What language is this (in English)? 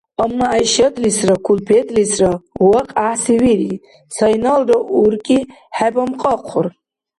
Dargwa